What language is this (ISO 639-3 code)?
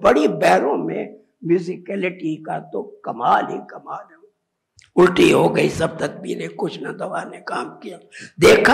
urd